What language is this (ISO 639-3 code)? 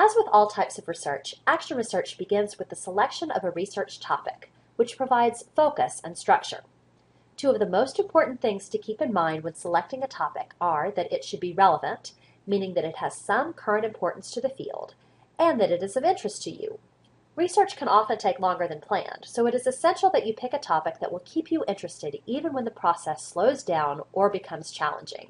eng